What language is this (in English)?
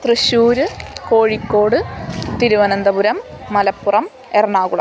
Sanskrit